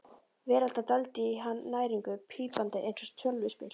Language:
Icelandic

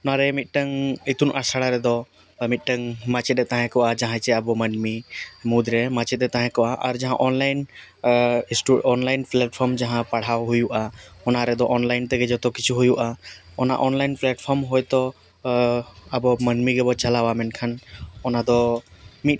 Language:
Santali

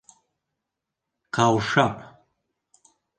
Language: Bashkir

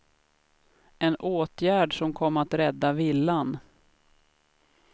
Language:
Swedish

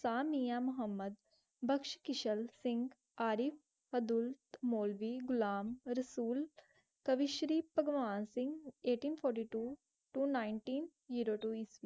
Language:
Punjabi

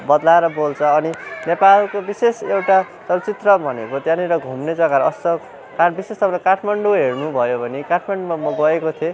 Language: Nepali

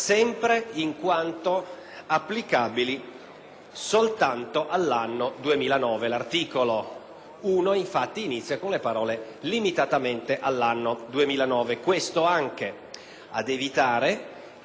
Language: Italian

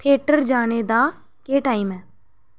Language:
Dogri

